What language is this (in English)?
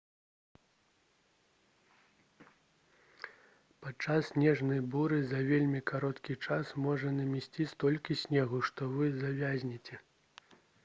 Belarusian